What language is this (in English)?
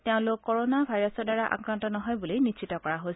Assamese